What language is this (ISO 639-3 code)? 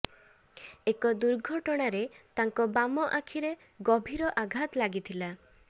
ori